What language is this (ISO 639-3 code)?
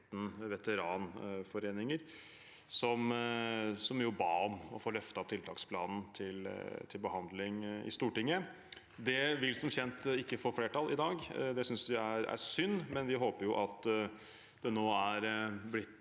nor